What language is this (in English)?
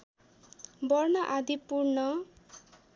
Nepali